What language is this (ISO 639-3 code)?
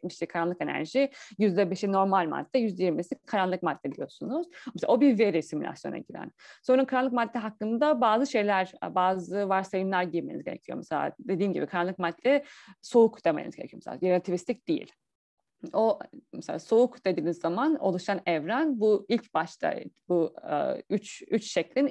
tur